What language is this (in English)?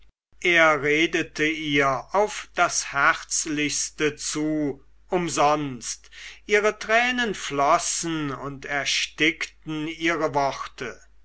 German